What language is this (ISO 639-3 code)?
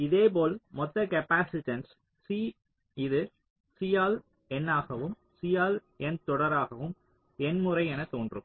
tam